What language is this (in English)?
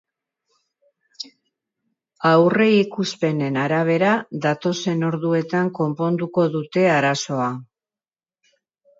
Basque